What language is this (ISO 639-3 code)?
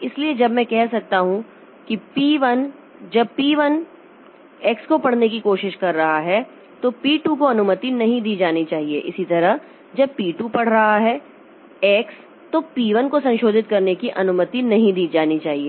hin